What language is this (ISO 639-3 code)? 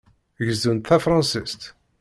kab